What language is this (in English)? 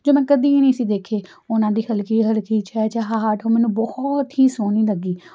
Punjabi